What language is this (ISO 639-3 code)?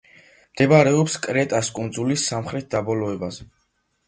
kat